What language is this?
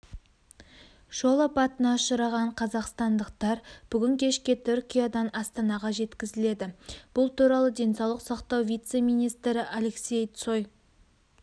Kazakh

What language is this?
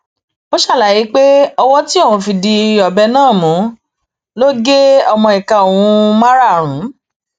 Yoruba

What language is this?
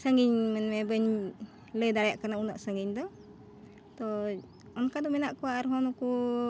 Santali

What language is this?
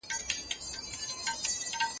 Pashto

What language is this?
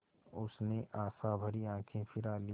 Hindi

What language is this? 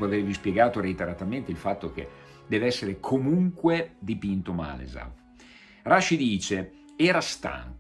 Italian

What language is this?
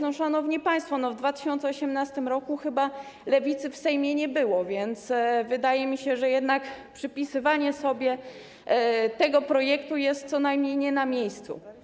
Polish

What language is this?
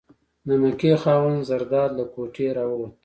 Pashto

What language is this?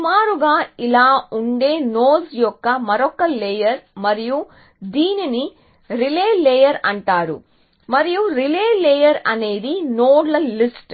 Telugu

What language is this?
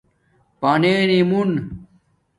Domaaki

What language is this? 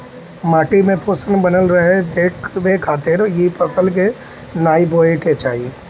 Bhojpuri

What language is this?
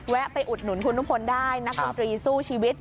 Thai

